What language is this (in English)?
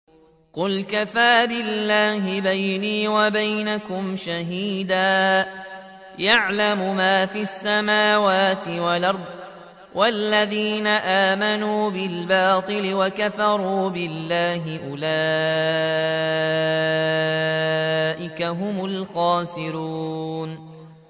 Arabic